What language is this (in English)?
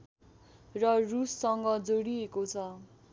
Nepali